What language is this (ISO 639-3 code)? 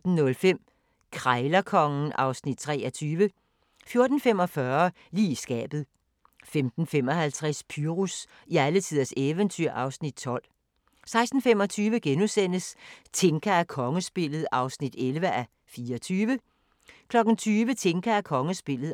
dan